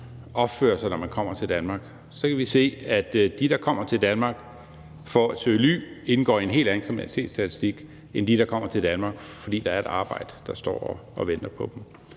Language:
Danish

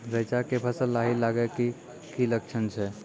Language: Maithili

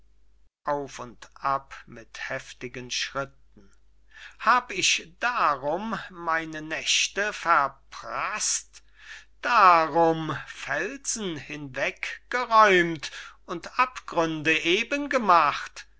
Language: German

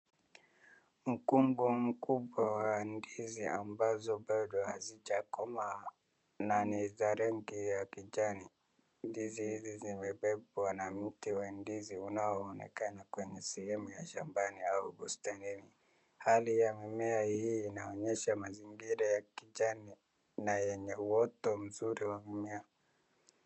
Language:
Swahili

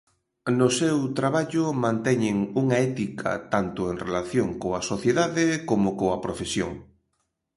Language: Galician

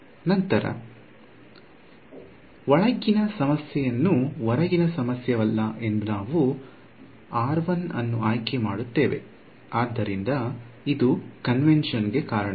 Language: Kannada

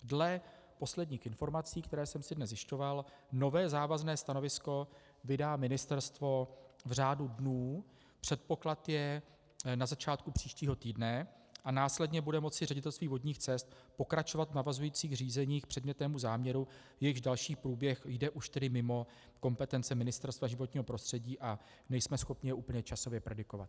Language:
Czech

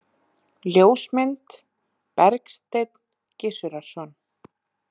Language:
Icelandic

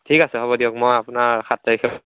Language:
Assamese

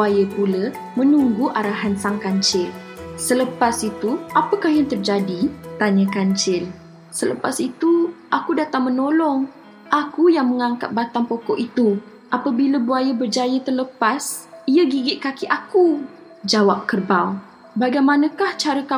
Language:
Malay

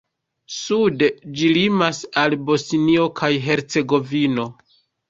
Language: Esperanto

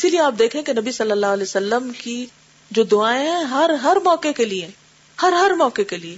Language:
Urdu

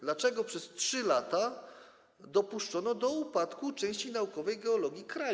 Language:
Polish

